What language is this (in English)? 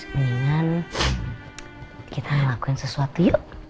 Indonesian